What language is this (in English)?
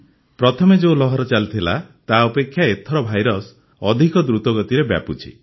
Odia